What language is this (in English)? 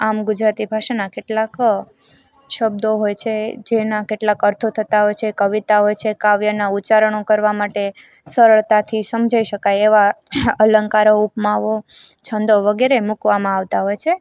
Gujarati